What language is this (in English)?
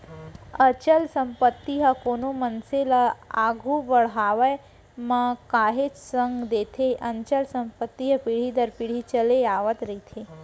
Chhattisgarhi